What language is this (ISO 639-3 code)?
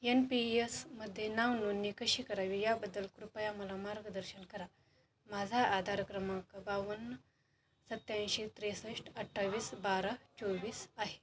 mar